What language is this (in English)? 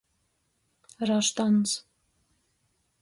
Latgalian